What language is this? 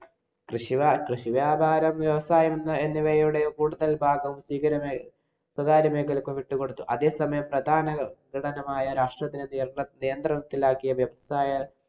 Malayalam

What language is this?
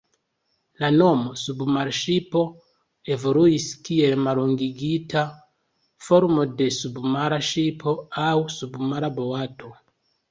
Esperanto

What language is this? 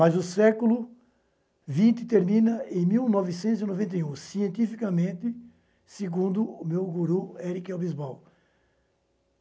Portuguese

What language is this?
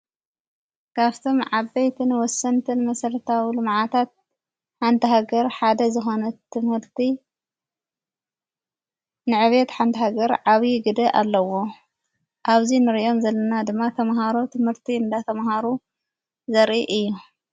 Tigrinya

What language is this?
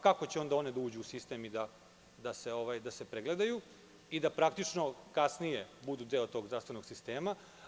Serbian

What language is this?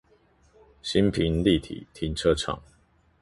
Chinese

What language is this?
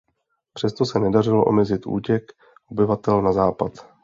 Czech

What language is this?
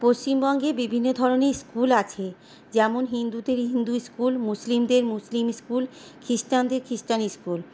Bangla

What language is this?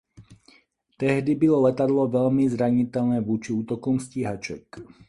Czech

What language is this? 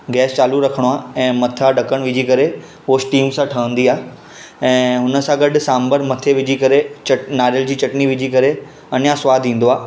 Sindhi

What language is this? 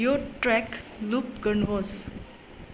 Nepali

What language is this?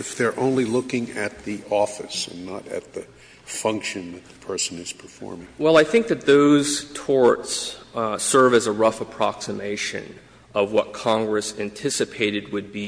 English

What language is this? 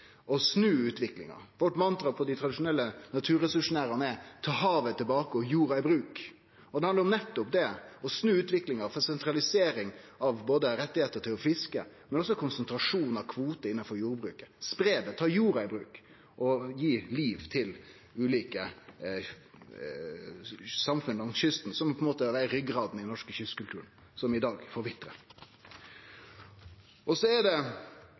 Norwegian Nynorsk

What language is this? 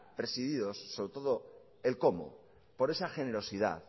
Spanish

